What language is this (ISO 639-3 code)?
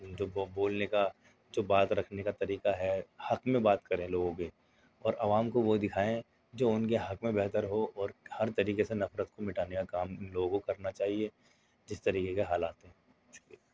urd